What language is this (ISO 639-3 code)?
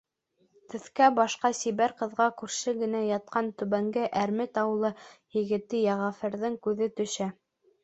bak